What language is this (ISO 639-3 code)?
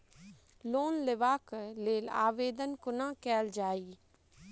mai